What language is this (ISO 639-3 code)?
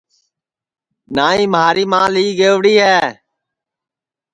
ssi